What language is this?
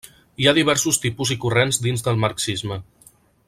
Catalan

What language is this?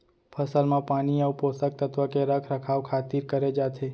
Chhattisgarhi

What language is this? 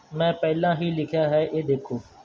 Punjabi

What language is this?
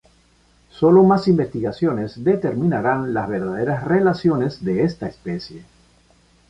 Spanish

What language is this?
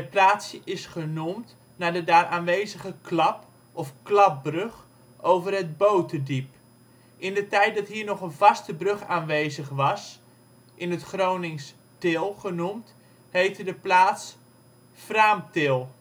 Dutch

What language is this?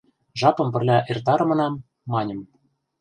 Mari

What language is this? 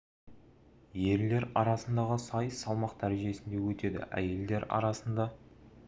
Kazakh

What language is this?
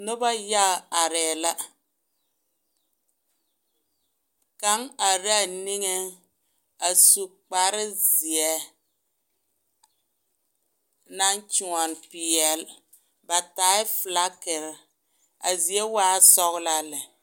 Southern Dagaare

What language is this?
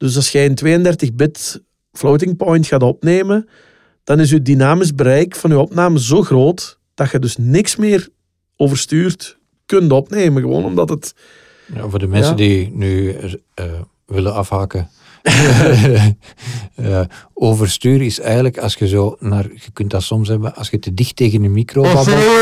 Dutch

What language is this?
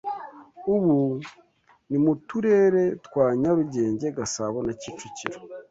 Kinyarwanda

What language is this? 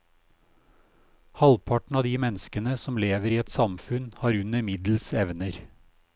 Norwegian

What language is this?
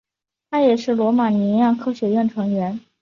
Chinese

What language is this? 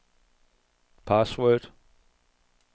Danish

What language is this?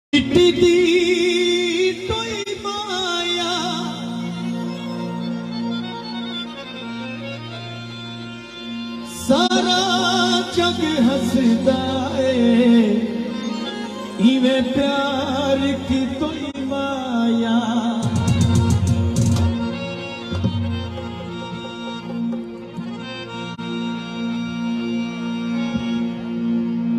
Arabic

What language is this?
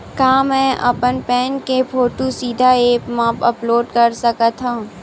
Chhattisgarhi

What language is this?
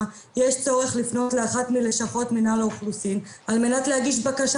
Hebrew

